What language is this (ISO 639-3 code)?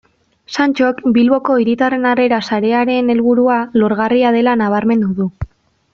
eus